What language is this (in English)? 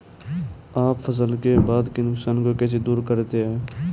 Hindi